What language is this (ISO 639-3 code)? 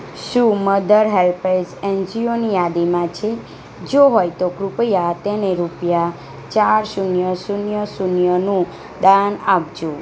guj